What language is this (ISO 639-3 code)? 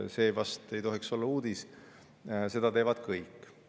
est